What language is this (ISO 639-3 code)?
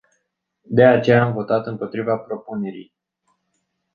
ron